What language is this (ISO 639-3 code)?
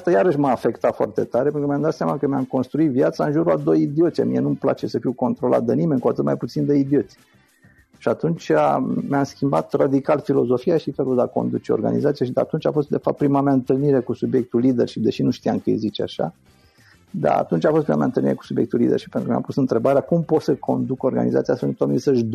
ron